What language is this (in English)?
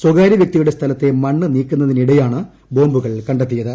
Malayalam